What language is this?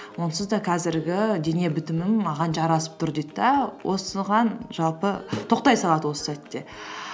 Kazakh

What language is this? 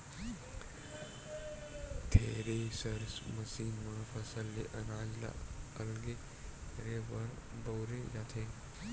Chhattisgarhi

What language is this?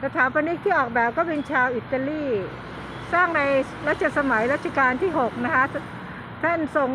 Thai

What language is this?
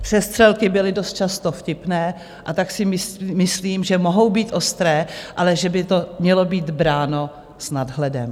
Czech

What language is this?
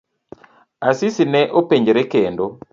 Luo (Kenya and Tanzania)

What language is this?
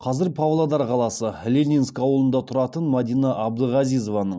Kazakh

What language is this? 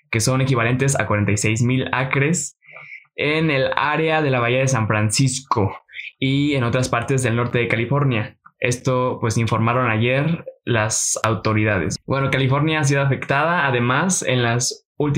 Spanish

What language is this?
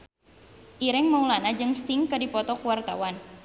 Sundanese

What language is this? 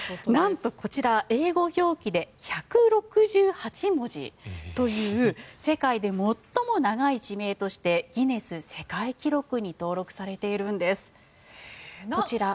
Japanese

